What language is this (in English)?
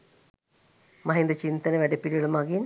Sinhala